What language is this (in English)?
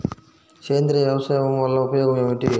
Telugu